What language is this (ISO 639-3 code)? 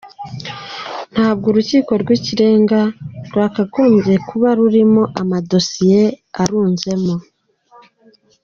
kin